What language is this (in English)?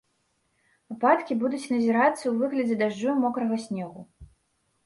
Belarusian